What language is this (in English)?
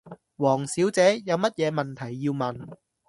Cantonese